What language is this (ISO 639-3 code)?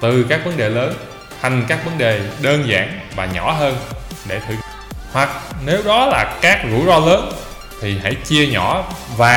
vie